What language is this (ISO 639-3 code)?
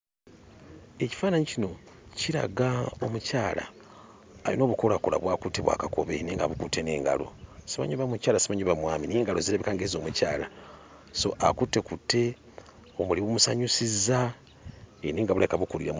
lug